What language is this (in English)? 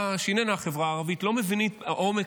Hebrew